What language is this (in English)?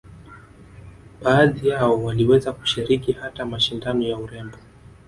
Swahili